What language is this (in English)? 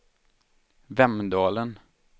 Swedish